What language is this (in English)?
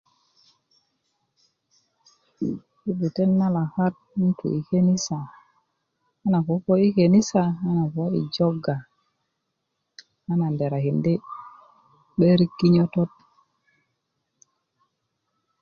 Kuku